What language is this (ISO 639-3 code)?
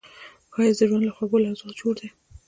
pus